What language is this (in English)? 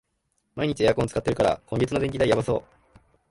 Japanese